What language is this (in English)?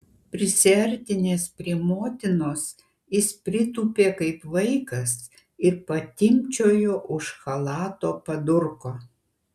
Lithuanian